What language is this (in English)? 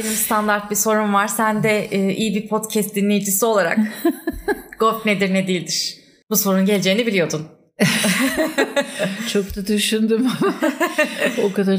Turkish